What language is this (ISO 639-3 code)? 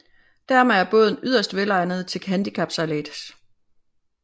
dan